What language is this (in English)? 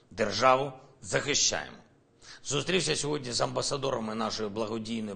Ukrainian